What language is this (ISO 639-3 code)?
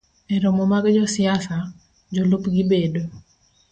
luo